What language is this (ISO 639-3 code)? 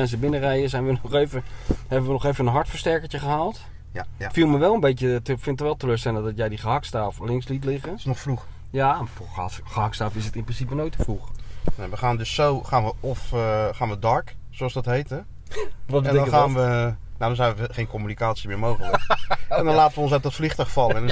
nld